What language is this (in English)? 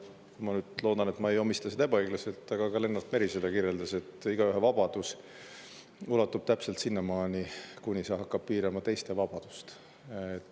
Estonian